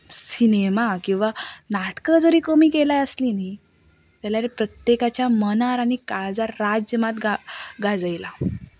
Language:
Konkani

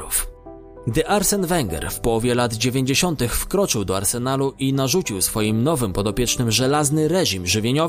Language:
Polish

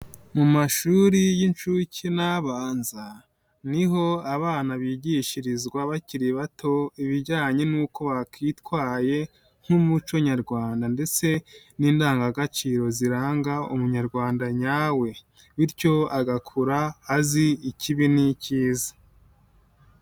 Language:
Kinyarwanda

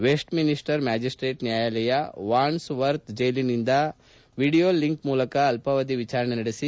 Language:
Kannada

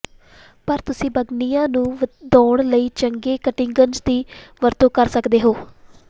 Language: Punjabi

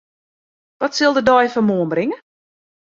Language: Western Frisian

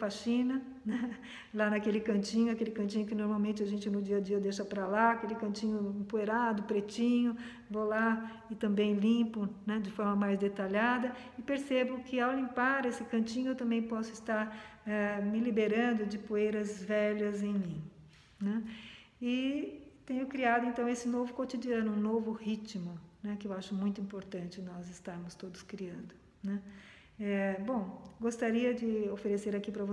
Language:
Portuguese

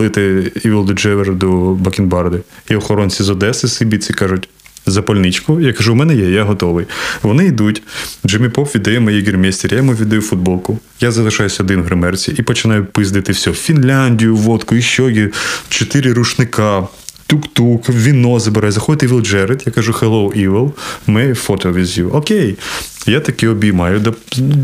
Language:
Ukrainian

